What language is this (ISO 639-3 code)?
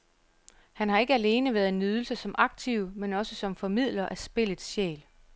dan